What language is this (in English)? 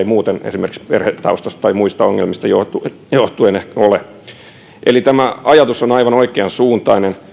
Finnish